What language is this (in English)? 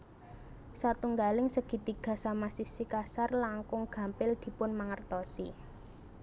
Javanese